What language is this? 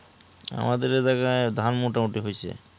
Bangla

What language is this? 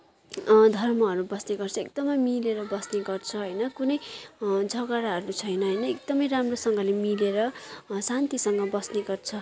Nepali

